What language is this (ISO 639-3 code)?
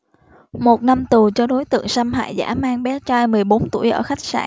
vie